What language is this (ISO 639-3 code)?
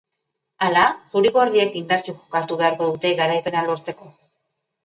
eus